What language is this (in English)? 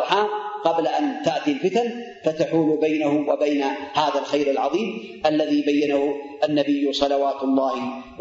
Arabic